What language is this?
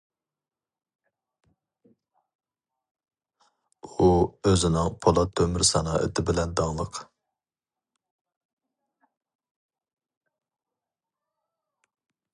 Uyghur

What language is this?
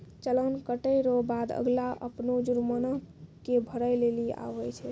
Maithili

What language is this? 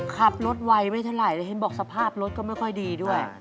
Thai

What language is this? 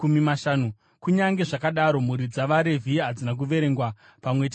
Shona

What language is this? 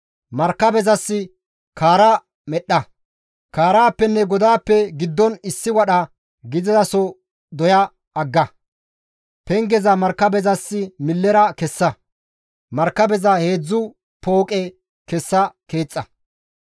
Gamo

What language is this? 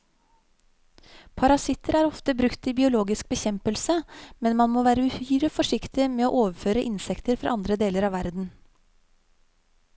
Norwegian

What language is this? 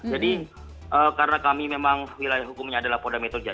Indonesian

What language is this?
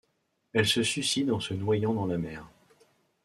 French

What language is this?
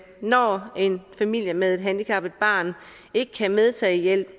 Danish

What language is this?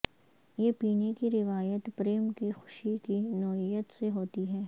Urdu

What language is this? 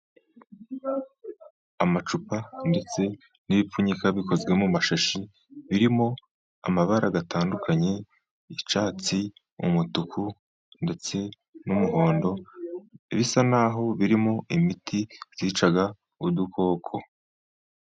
Kinyarwanda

